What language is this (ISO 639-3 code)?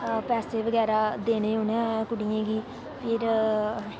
doi